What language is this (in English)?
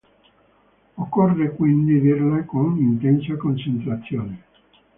Italian